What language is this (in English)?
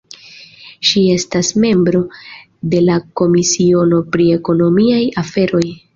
Esperanto